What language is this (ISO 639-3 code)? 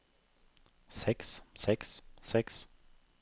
nor